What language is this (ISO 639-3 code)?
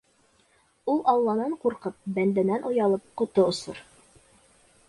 bak